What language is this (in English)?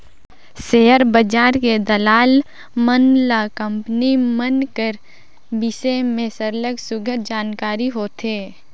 Chhattisgarhi